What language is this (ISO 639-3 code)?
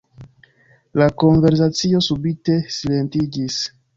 epo